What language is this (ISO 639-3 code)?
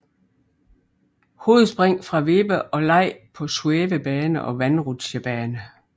dan